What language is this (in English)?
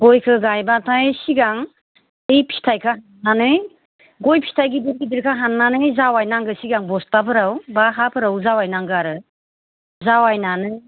Bodo